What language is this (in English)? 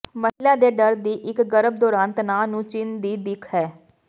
Punjabi